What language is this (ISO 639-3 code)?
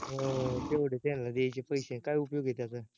mar